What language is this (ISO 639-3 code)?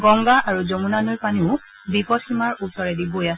asm